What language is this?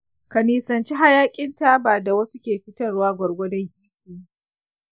Hausa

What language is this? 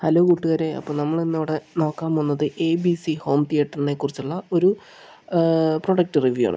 Malayalam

